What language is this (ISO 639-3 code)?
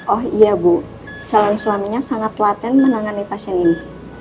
ind